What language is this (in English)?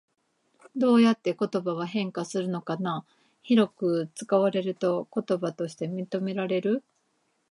Japanese